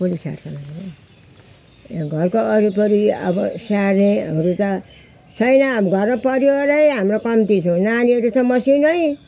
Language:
Nepali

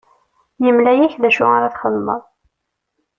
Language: Kabyle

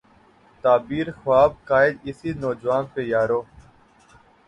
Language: Urdu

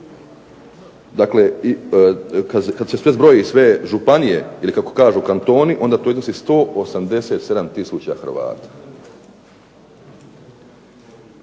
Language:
Croatian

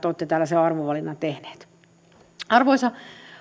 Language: Finnish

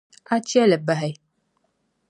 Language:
Dagbani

